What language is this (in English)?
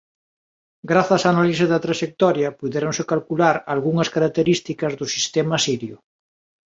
Galician